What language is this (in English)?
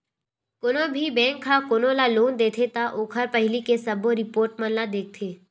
Chhattisgarhi